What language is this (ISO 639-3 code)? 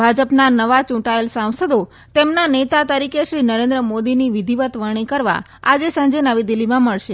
guj